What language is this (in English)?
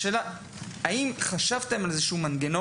Hebrew